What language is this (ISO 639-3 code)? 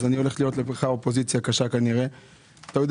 heb